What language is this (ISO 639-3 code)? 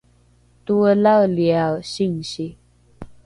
dru